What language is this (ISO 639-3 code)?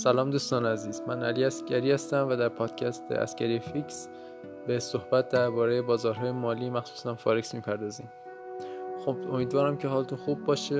fas